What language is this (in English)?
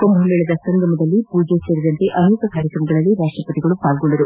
Kannada